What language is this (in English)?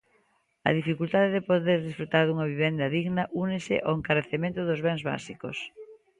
Galician